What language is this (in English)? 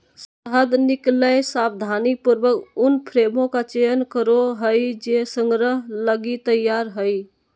Magahi